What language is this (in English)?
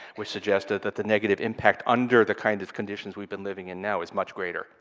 English